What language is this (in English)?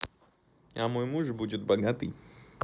Russian